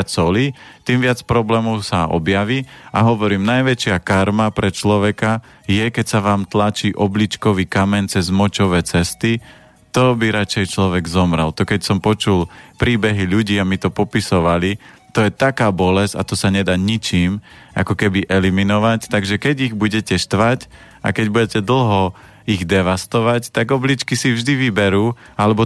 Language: Slovak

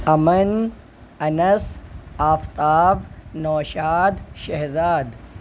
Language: Urdu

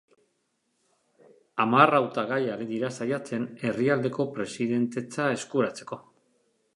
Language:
Basque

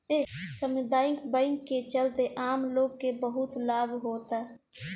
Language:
Bhojpuri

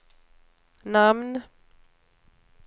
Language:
Swedish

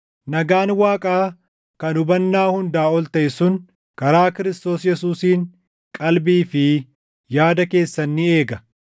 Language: Oromo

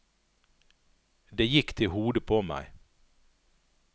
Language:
Norwegian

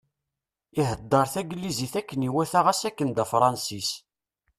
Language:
Kabyle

